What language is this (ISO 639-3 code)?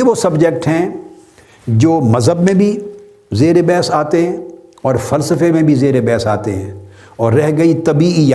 urd